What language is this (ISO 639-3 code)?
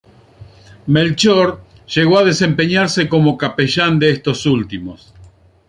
spa